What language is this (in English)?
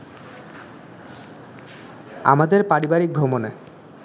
Bangla